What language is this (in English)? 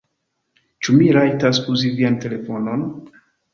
Esperanto